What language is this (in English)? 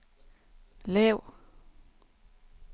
Danish